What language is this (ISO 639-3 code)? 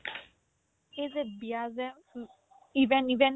asm